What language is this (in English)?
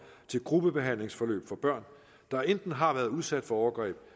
Danish